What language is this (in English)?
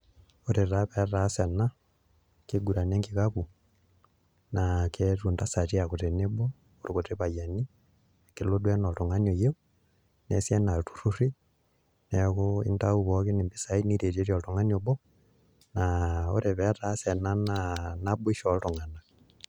Masai